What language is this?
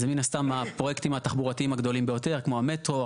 Hebrew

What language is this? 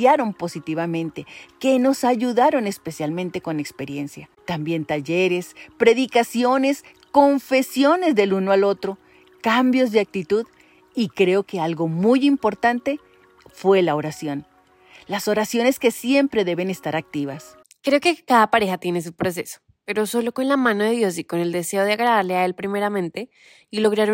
Spanish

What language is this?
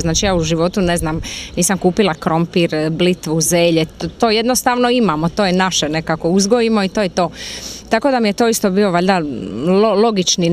Slovak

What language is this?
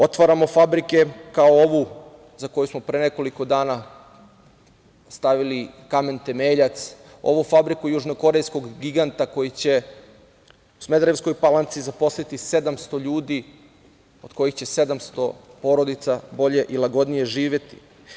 Serbian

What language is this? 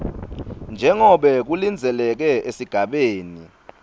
Swati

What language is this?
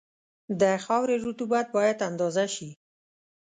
Pashto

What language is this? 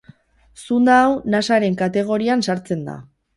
Basque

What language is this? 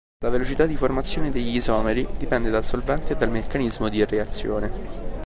Italian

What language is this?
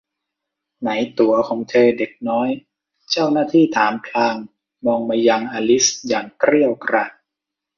Thai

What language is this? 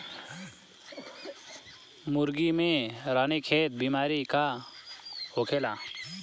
Bhojpuri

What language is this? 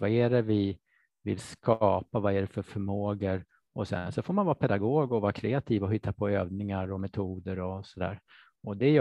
Swedish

